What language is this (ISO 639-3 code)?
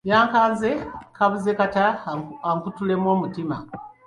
lug